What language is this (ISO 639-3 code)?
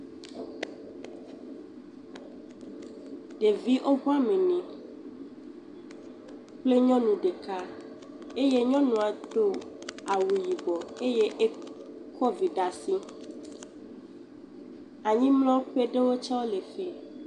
ewe